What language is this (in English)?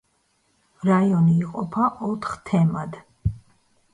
Georgian